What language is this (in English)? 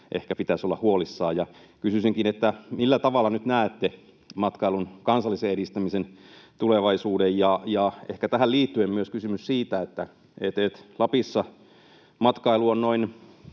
Finnish